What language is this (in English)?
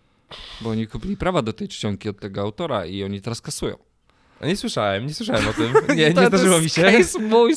Polish